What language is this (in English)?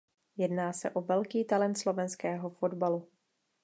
Czech